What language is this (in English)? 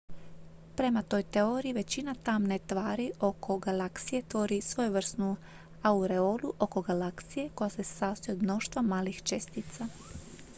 Croatian